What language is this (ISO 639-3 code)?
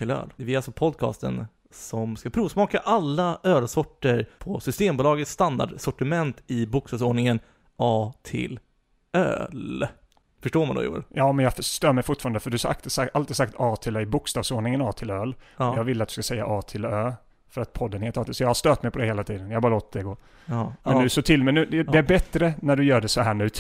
swe